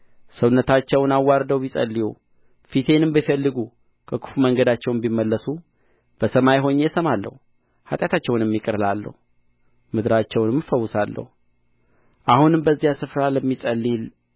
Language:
Amharic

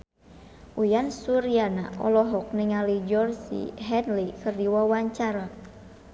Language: Sundanese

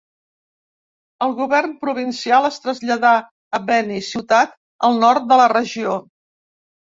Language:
Catalan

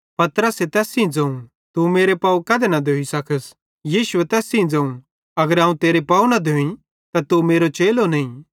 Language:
Bhadrawahi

